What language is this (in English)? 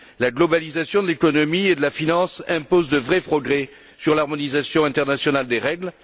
French